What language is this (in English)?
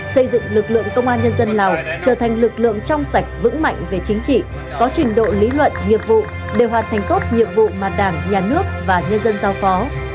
Vietnamese